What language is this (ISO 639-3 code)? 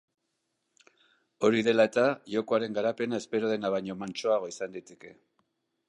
eus